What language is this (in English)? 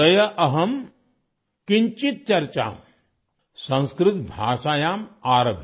Gujarati